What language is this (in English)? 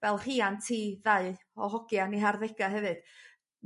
Welsh